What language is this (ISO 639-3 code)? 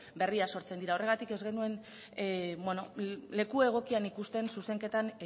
eus